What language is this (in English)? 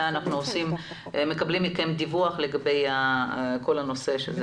Hebrew